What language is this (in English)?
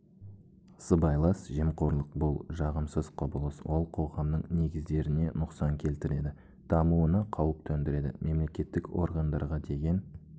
Kazakh